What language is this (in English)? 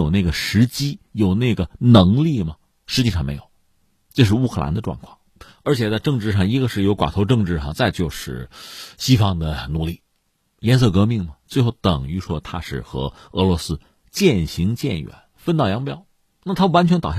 Chinese